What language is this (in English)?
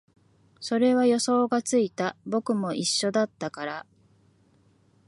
Japanese